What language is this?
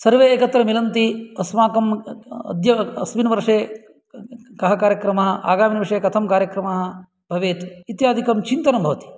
Sanskrit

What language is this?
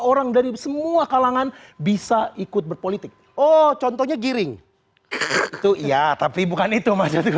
Indonesian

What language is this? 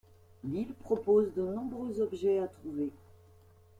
French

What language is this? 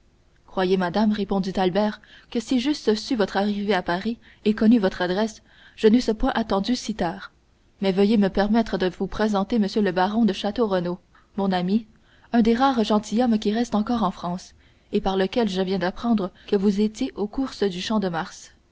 French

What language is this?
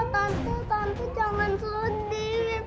Indonesian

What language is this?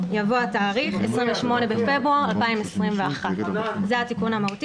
Hebrew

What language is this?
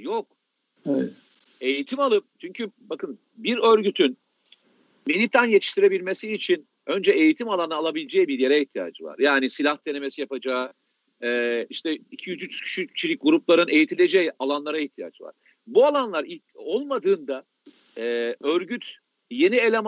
Turkish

